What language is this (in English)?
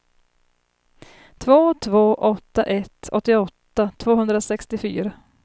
Swedish